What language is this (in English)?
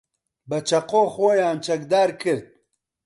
Central Kurdish